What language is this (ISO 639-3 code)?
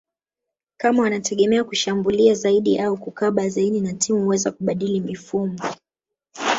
swa